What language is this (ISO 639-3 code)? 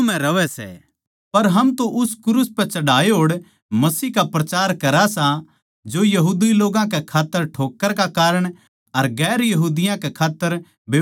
bgc